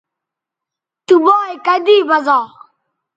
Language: Bateri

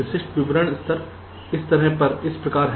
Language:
Hindi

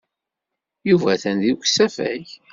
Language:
Kabyle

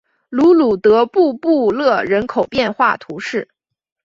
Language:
Chinese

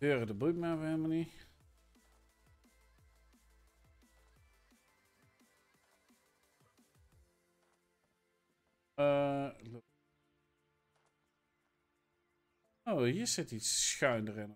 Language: Dutch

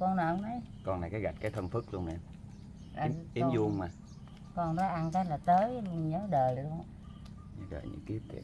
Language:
Vietnamese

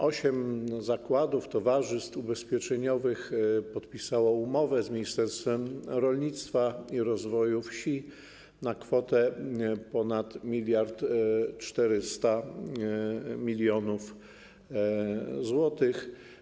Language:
Polish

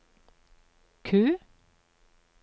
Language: Norwegian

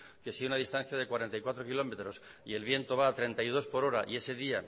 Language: Spanish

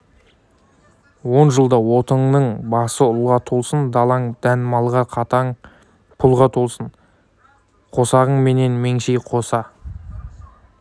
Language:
Kazakh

